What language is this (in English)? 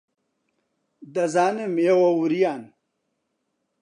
Central Kurdish